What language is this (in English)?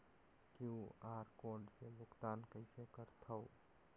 Chhattisgarhi